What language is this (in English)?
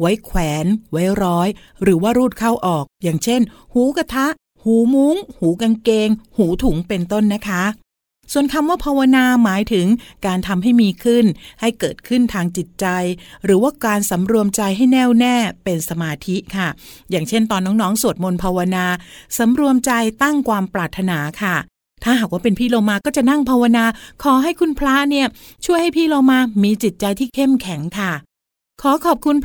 Thai